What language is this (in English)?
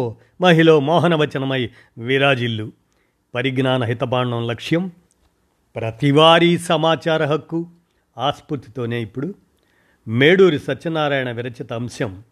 Telugu